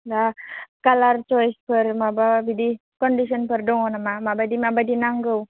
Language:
Bodo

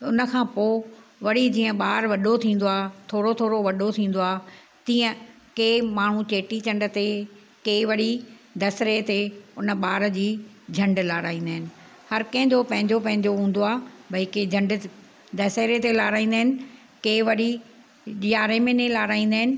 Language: Sindhi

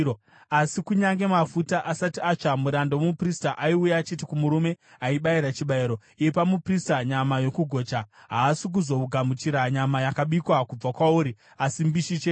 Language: Shona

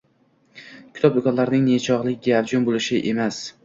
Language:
Uzbek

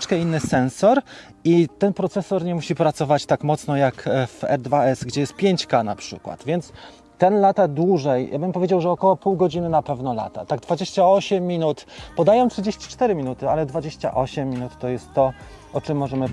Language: Polish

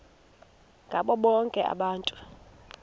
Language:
Xhosa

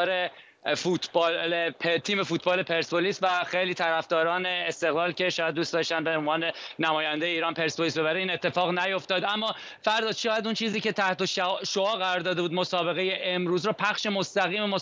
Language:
Persian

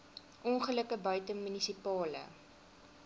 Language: Afrikaans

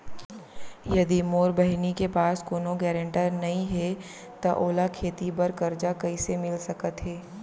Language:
Chhattisgarhi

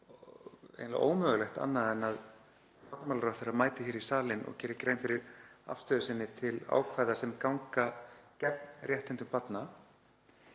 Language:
Icelandic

